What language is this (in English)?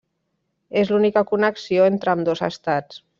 Catalan